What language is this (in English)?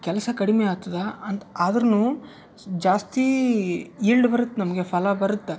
Kannada